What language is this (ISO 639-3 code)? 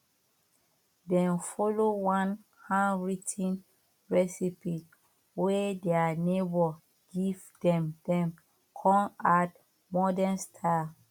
pcm